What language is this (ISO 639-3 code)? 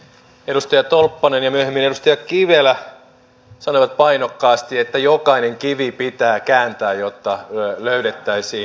fin